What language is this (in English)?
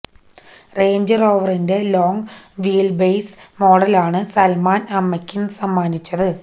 Malayalam